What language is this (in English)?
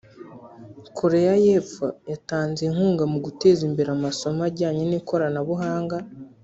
Kinyarwanda